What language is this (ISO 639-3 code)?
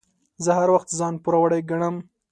pus